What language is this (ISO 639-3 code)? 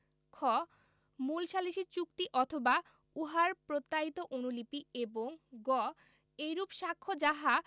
ben